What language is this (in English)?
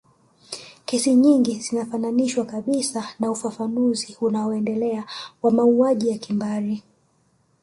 Swahili